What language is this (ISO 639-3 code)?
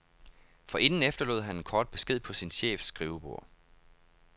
dan